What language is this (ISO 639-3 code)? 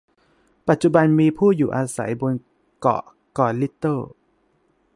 tha